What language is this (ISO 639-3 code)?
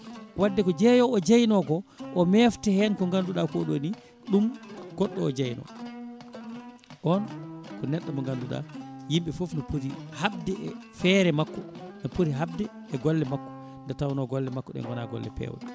ful